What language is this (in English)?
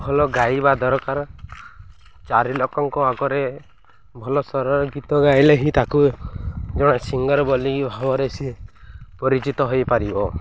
Odia